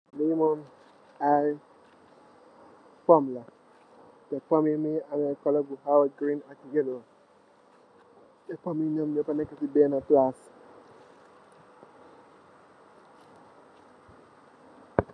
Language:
Wolof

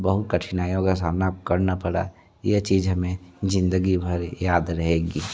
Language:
Hindi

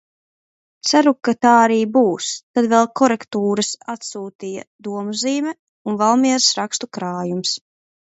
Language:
Latvian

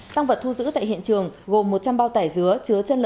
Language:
Vietnamese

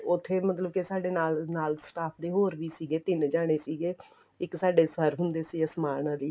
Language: Punjabi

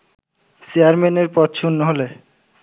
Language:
Bangla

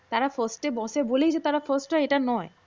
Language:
Bangla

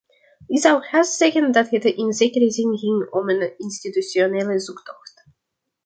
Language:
Dutch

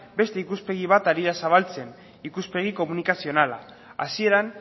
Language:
Basque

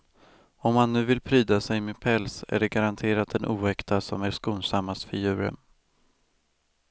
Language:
Swedish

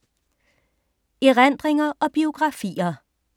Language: Danish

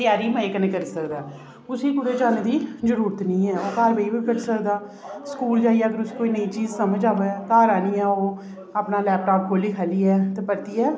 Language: Dogri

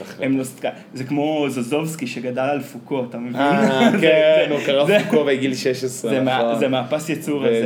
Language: Hebrew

